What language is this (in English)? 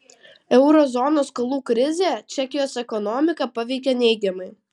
Lithuanian